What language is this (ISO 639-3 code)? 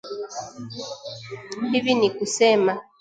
swa